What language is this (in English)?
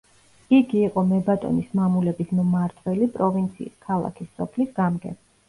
Georgian